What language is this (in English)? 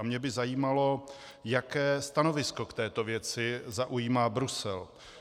Czech